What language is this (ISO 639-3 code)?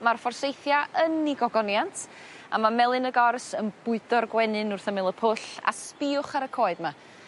cym